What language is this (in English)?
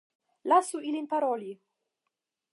Esperanto